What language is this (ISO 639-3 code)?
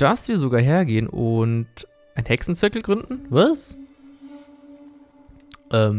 deu